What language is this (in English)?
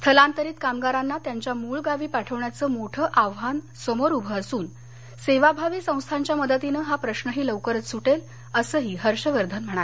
Marathi